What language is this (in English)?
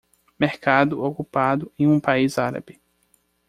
Portuguese